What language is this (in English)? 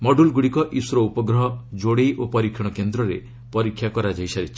Odia